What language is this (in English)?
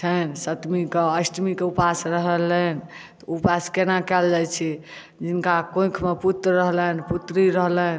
Maithili